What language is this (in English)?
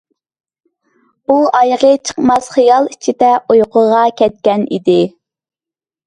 Uyghur